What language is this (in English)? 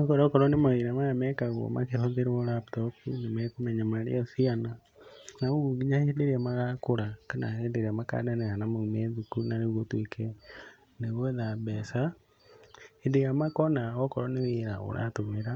Kikuyu